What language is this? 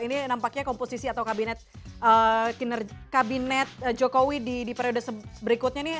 Indonesian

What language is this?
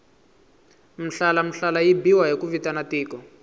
Tsonga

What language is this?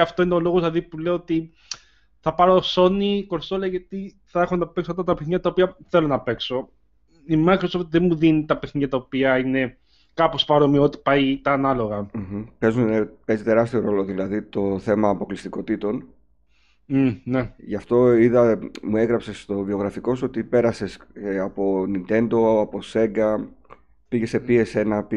Greek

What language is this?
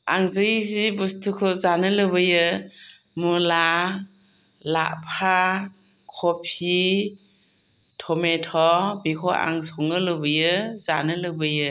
Bodo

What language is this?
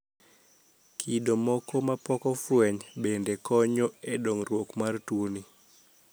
Luo (Kenya and Tanzania)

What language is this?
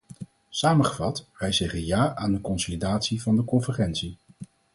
Dutch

